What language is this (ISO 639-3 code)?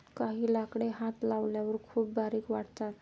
mar